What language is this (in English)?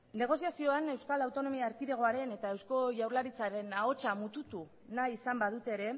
Basque